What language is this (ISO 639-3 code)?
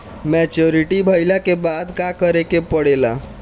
bho